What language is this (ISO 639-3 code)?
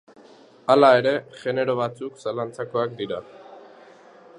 eus